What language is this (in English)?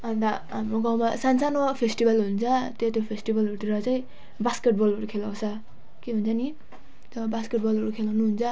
Nepali